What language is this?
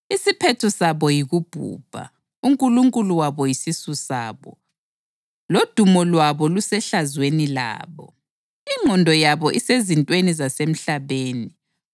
North Ndebele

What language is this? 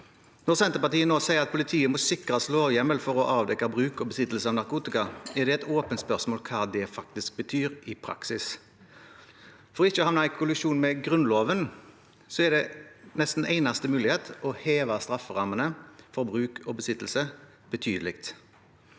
Norwegian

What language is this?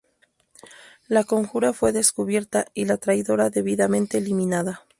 Spanish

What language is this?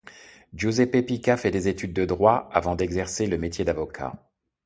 French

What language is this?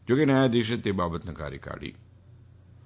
Gujarati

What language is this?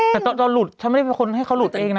Thai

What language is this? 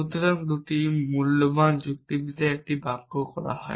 Bangla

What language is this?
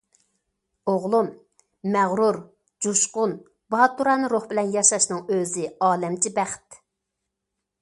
Uyghur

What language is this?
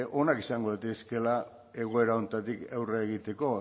Basque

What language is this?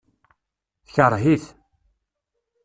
Kabyle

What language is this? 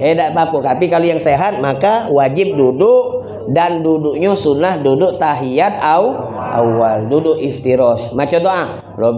Indonesian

